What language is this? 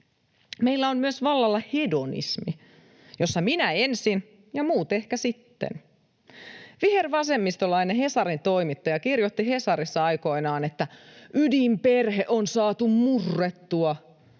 Finnish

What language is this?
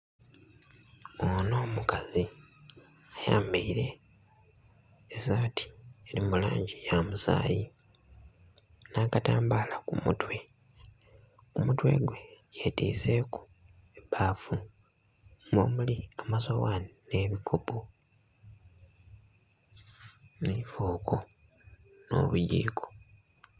Soga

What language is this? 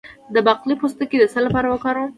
Pashto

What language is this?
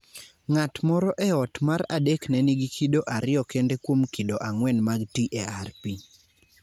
Luo (Kenya and Tanzania)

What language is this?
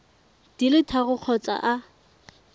Tswana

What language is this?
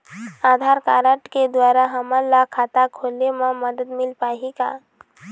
Chhattisgarhi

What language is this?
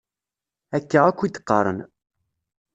Kabyle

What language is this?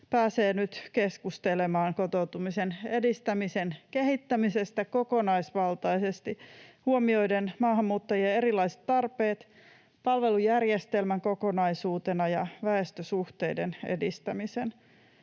Finnish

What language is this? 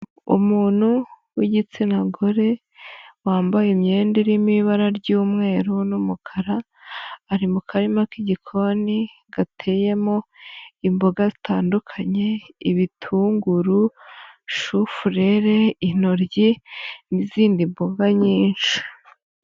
Kinyarwanda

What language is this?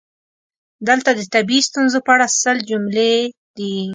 Pashto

